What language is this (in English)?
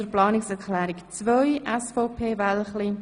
Swiss German